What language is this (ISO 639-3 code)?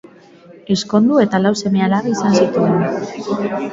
eus